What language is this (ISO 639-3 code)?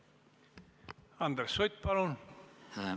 est